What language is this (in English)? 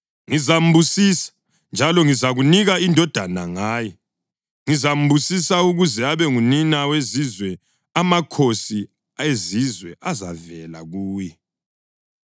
North Ndebele